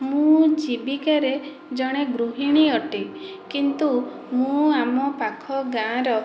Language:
Odia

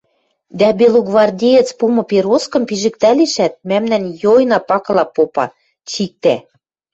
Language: Western Mari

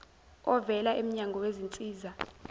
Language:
Zulu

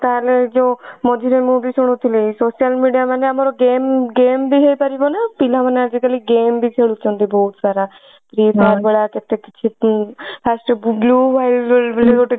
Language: Odia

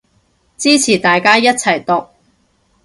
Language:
Cantonese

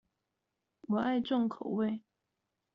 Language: Chinese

